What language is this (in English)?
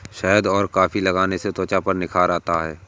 Hindi